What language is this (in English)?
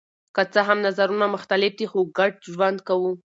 Pashto